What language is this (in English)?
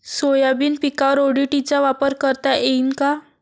Marathi